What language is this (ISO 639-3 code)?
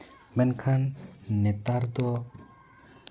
sat